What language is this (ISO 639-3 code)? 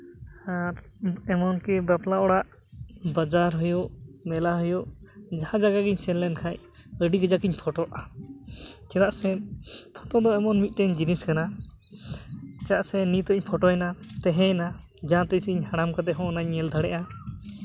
sat